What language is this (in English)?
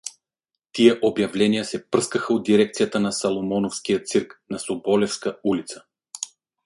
Bulgarian